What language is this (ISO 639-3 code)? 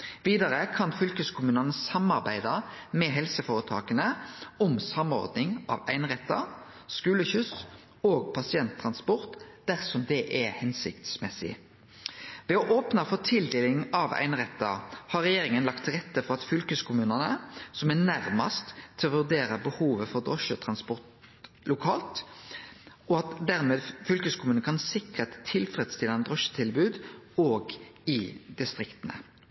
nno